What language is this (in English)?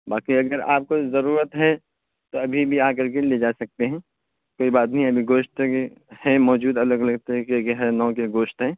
Urdu